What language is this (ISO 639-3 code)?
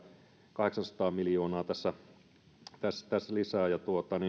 fin